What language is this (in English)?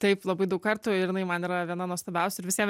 Lithuanian